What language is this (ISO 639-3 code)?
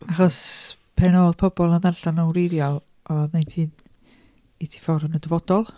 cym